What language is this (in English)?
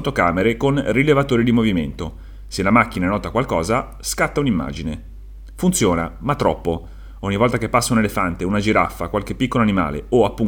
Italian